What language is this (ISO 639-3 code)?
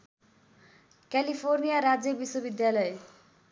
nep